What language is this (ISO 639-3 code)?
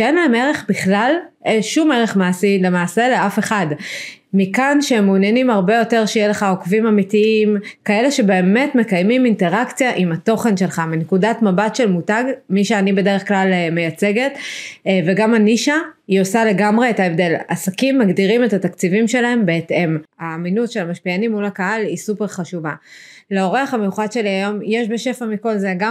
heb